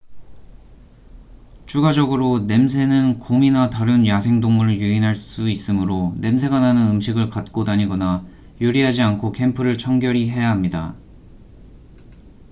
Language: Korean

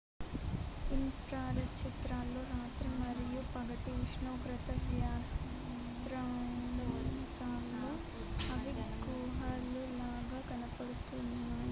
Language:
Telugu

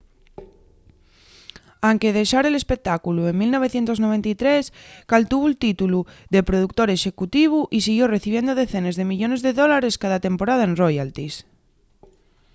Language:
Asturian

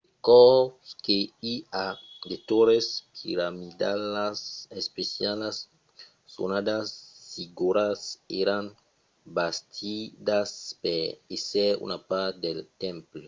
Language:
Occitan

